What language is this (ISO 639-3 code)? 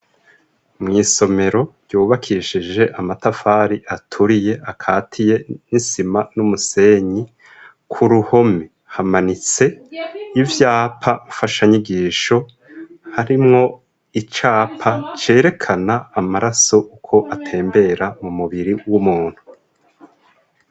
run